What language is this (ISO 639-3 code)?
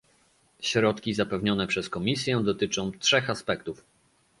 pol